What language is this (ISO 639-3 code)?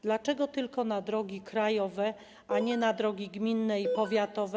pol